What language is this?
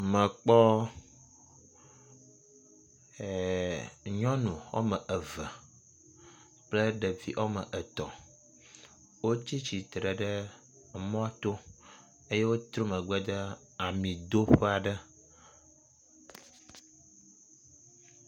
Ewe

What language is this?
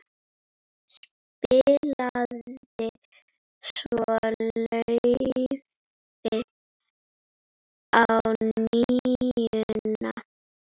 Icelandic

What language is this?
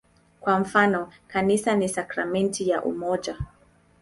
Swahili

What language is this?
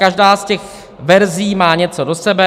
Czech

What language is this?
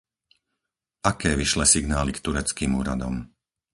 Slovak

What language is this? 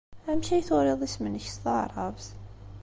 Kabyle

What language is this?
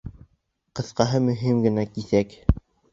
Bashkir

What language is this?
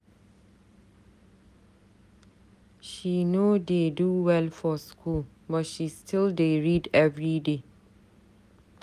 Nigerian Pidgin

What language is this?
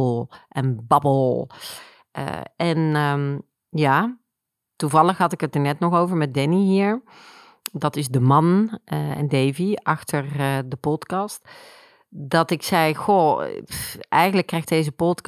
Dutch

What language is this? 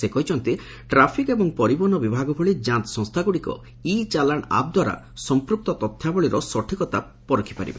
Odia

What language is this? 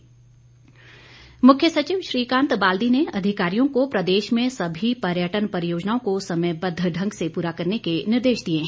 Hindi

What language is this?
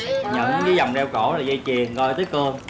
Vietnamese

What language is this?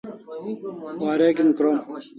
Kalasha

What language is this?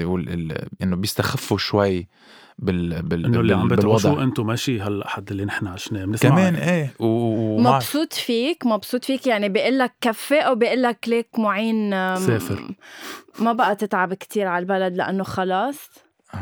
Arabic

